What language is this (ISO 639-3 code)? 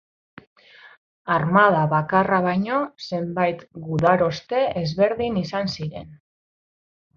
eus